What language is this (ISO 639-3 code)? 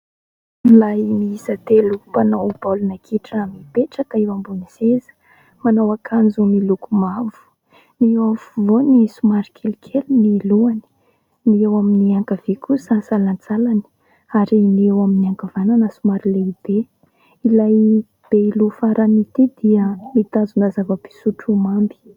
mlg